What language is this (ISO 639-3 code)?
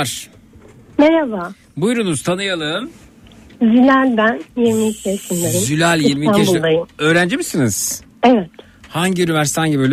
tur